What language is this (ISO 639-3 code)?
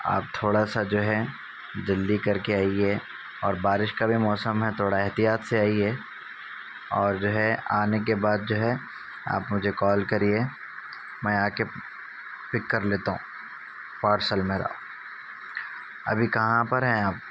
urd